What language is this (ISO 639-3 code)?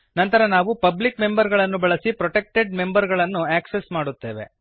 kan